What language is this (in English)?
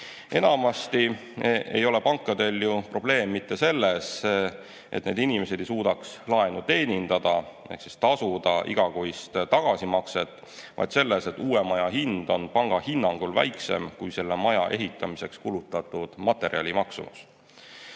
Estonian